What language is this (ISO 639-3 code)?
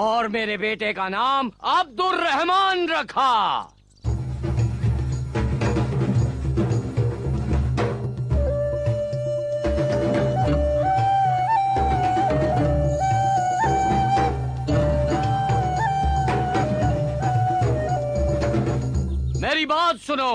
hin